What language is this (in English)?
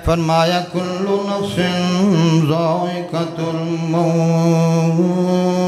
Romanian